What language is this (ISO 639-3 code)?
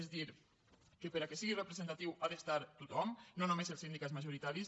cat